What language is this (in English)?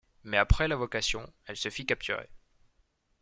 French